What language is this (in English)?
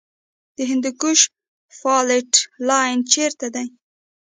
Pashto